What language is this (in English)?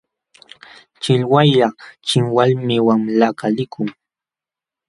Jauja Wanca Quechua